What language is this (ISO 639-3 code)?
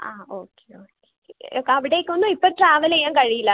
mal